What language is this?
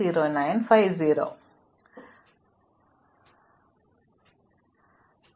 Malayalam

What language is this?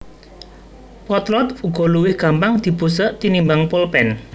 Javanese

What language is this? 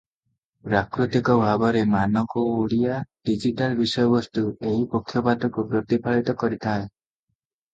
Odia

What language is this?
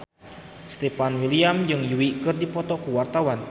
Sundanese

